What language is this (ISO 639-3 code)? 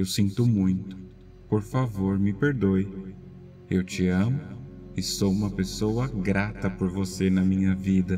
por